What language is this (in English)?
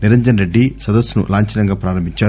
Telugu